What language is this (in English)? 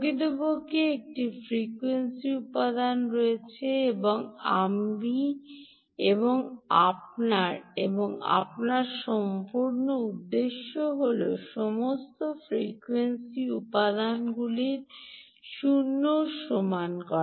Bangla